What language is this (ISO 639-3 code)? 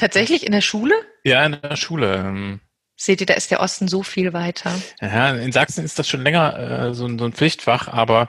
deu